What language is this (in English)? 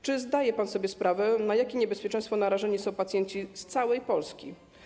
Polish